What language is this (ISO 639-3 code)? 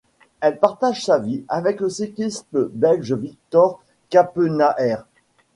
fra